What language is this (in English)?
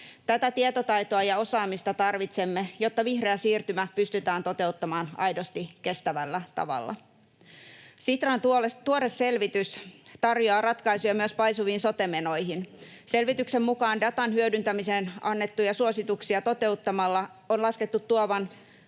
Finnish